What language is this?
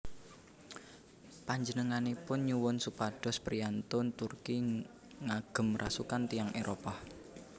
Javanese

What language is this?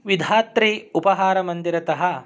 Sanskrit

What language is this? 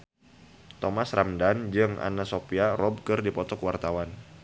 Sundanese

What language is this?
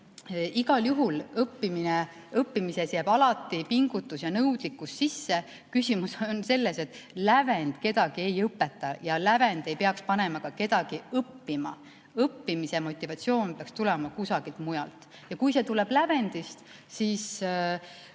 Estonian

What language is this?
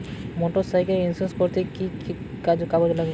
Bangla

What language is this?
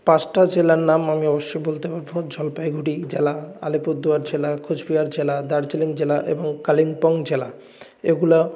Bangla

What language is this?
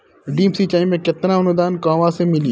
Bhojpuri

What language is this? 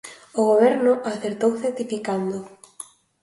Galician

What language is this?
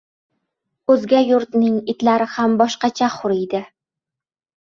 Uzbek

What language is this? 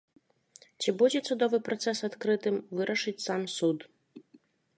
Belarusian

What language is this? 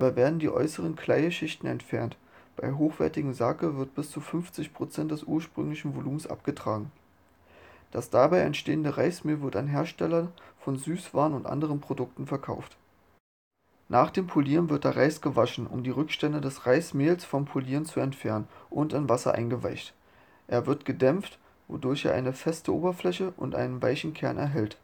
German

